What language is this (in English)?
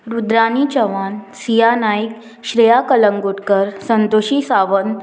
Konkani